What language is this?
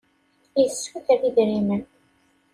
Kabyle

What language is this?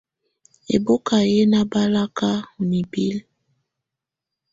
Tunen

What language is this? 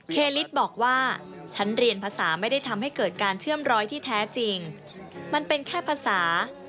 Thai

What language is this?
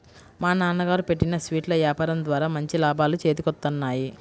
Telugu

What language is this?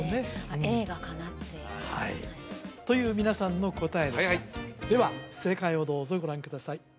Japanese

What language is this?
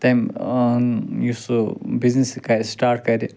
Kashmiri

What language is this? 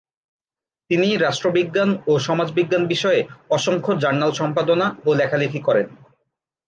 Bangla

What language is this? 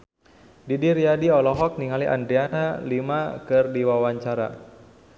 Sundanese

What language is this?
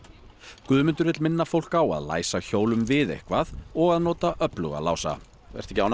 Icelandic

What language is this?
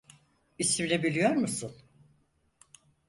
Turkish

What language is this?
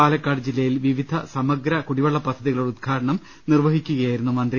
Malayalam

